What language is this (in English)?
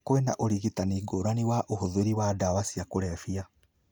Kikuyu